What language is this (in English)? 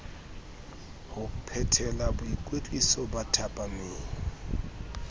Southern Sotho